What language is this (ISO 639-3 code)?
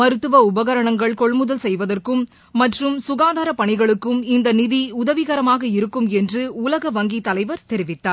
tam